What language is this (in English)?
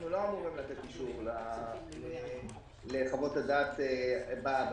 Hebrew